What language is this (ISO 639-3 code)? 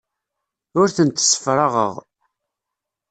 kab